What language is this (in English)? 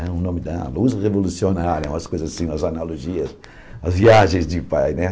Portuguese